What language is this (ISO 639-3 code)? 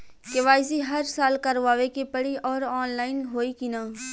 bho